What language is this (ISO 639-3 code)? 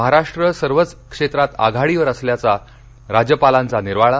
mar